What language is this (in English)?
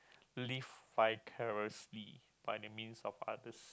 English